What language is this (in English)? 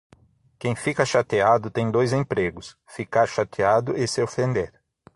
Portuguese